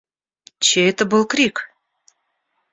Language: Russian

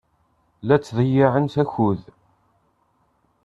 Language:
Kabyle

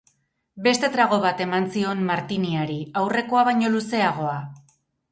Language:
Basque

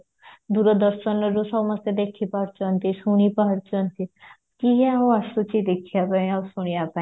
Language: Odia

